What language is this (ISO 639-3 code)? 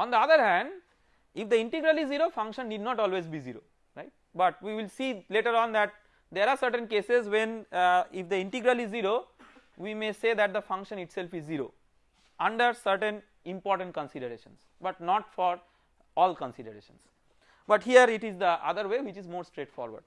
eng